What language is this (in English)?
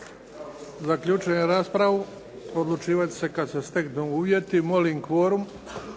Croatian